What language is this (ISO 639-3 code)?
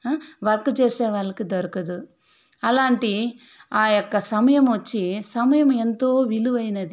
tel